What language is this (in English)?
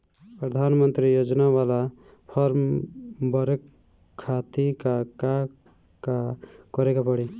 Bhojpuri